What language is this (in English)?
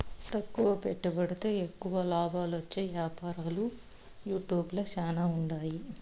Telugu